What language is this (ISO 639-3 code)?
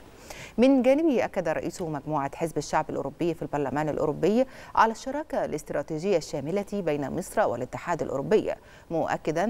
ara